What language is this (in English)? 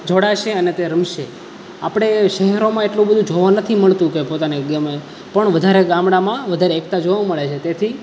Gujarati